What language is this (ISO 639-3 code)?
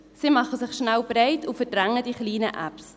gsw